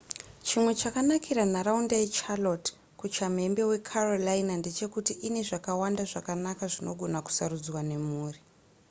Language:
Shona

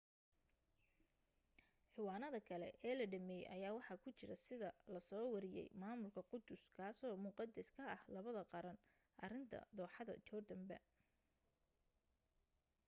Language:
Somali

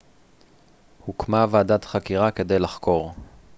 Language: Hebrew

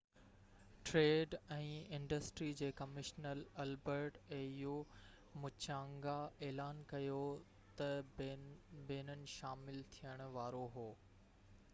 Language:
Sindhi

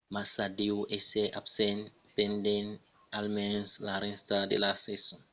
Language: Occitan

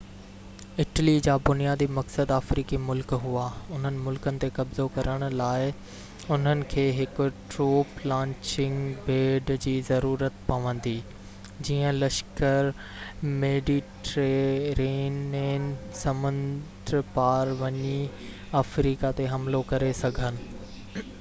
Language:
Sindhi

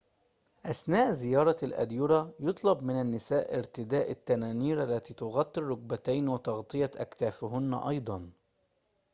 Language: Arabic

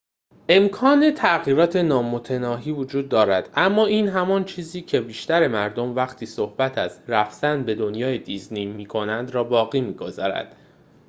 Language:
Persian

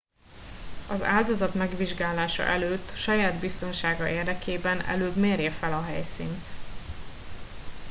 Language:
Hungarian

